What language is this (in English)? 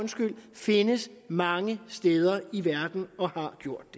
Danish